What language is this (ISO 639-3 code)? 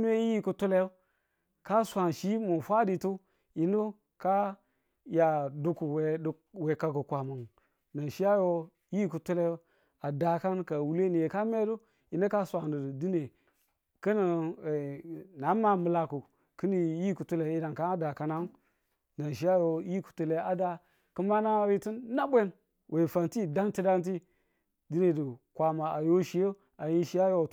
tul